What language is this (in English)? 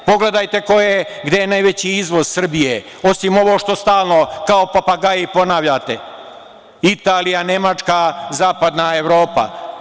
Serbian